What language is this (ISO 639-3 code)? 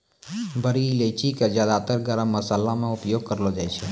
mai